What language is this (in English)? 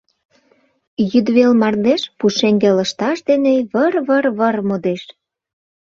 Mari